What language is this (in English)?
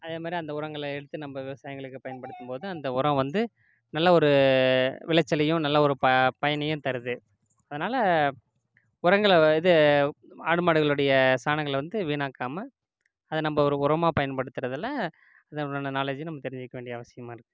Tamil